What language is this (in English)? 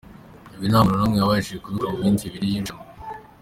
Kinyarwanda